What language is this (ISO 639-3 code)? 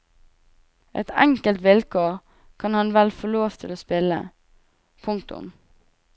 nor